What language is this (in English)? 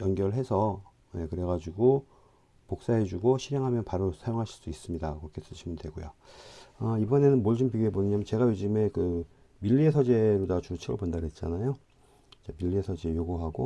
Korean